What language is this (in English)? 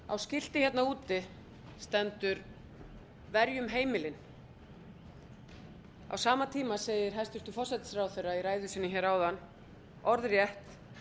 Icelandic